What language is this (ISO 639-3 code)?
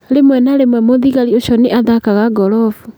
kik